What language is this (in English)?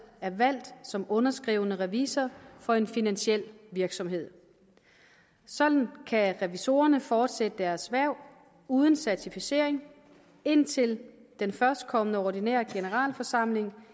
Danish